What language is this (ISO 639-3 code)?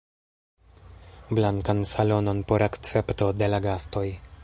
epo